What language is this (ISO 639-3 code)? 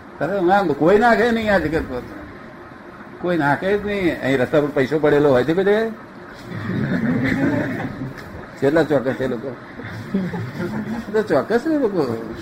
guj